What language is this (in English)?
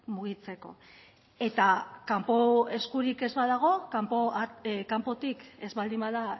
Basque